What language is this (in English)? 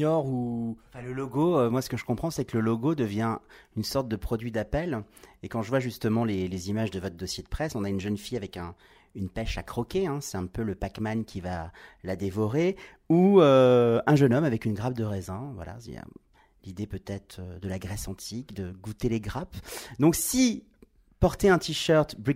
French